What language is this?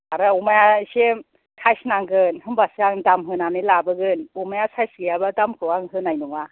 Bodo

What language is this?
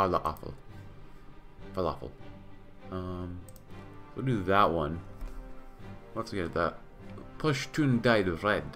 English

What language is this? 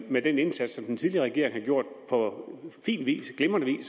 Danish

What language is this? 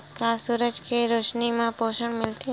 Chhattisgarhi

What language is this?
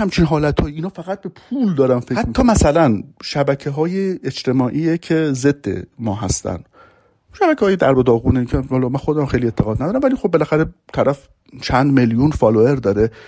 Persian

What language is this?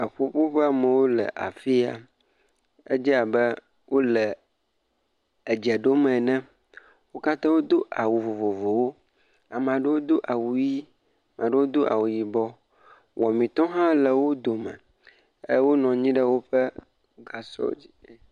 Ewe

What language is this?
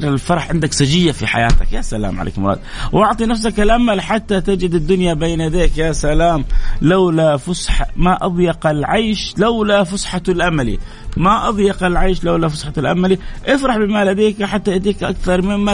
Arabic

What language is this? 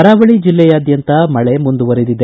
Kannada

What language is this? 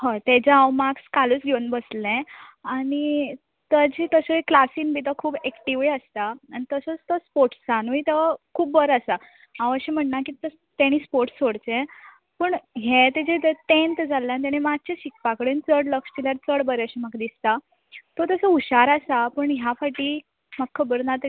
Konkani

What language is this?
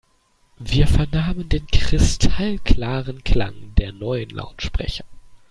German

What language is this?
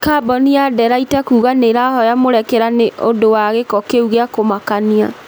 Kikuyu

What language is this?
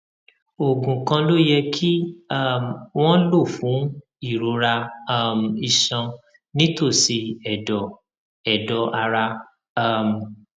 Yoruba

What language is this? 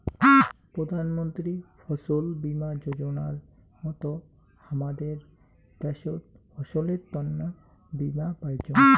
Bangla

